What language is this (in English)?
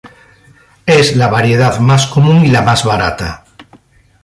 Spanish